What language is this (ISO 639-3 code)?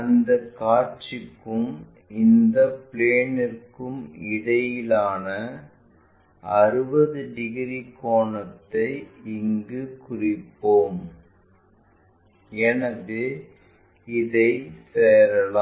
tam